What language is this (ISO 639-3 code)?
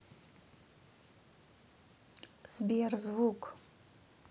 rus